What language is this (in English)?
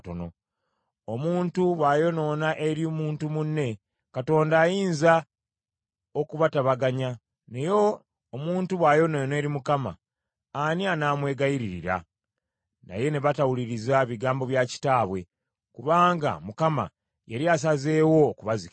Ganda